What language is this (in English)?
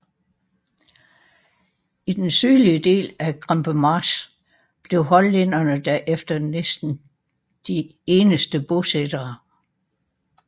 Danish